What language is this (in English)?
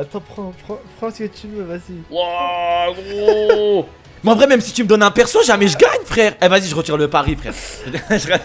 French